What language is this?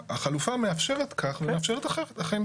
Hebrew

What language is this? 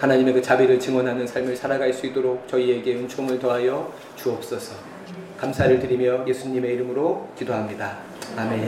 Korean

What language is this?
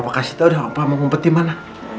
Indonesian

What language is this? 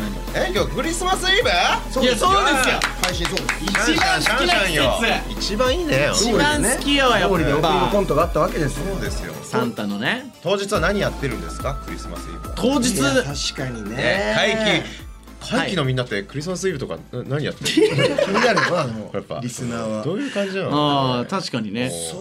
Japanese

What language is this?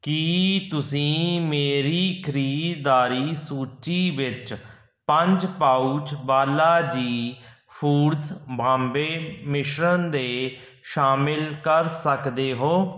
Punjabi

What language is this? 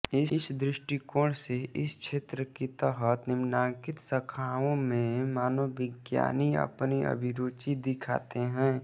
Hindi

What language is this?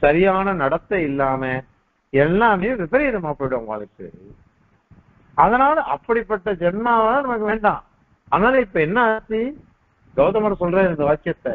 Arabic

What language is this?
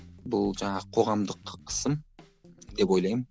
Kazakh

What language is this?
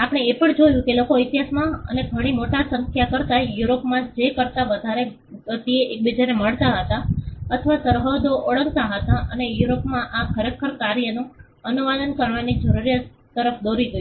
Gujarati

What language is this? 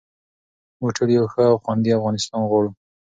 Pashto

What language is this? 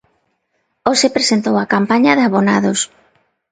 Galician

